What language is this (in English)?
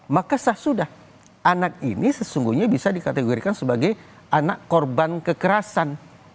Indonesian